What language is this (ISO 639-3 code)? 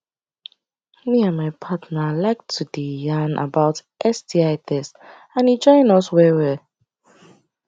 pcm